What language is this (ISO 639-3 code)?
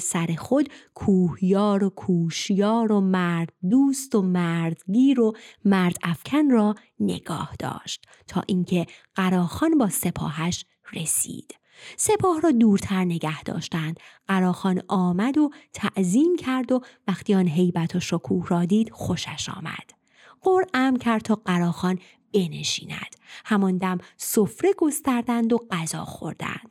fas